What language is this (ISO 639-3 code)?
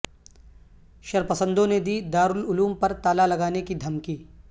urd